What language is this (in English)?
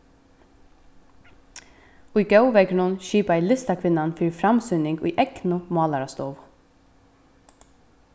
Faroese